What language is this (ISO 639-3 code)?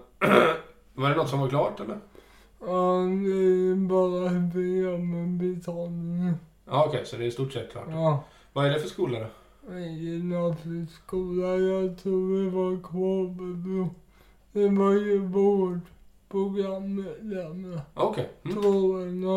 swe